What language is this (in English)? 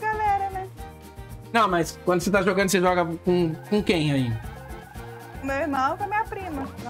Portuguese